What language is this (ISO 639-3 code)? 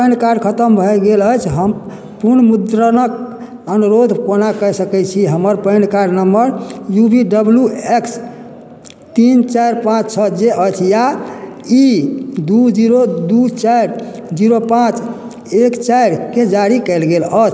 mai